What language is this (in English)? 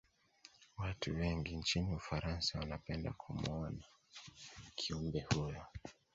Swahili